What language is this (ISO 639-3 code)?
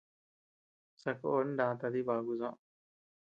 cux